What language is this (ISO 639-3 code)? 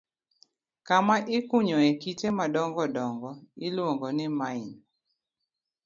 luo